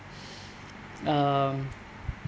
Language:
English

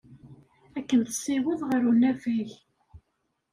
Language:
Kabyle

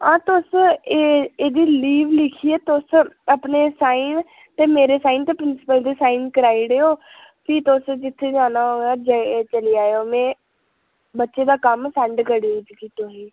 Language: Dogri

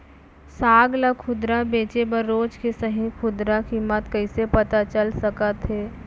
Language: Chhattisgarhi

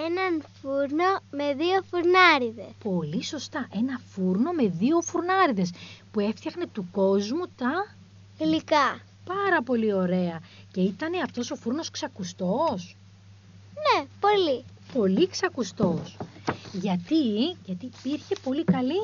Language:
Greek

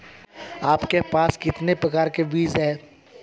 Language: Hindi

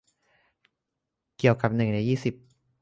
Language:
Thai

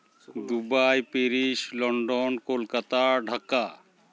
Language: Santali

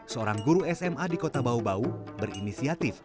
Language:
Indonesian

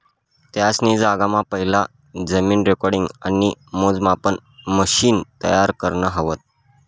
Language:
Marathi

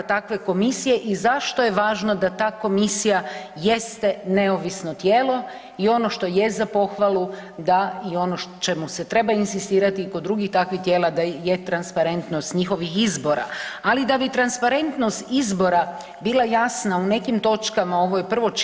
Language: Croatian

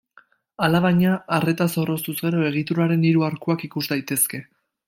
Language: Basque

